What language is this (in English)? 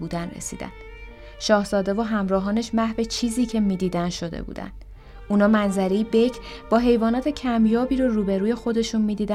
Persian